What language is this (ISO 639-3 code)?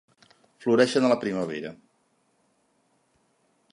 cat